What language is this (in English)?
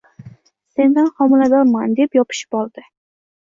Uzbek